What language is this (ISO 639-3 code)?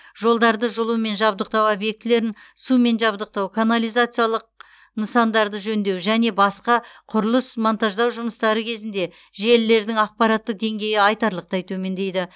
kaz